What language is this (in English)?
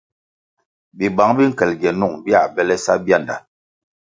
Kwasio